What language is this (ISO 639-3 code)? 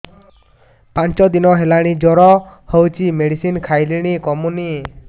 ori